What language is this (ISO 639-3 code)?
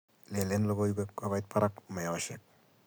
kln